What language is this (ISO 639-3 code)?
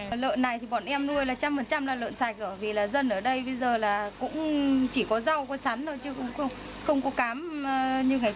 vie